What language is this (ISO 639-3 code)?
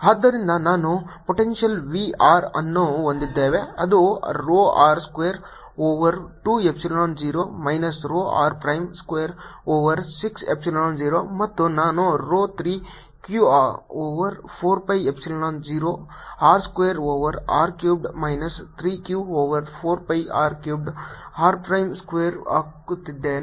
kan